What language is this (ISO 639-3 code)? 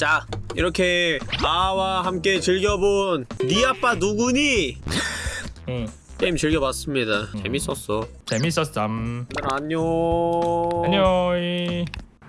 kor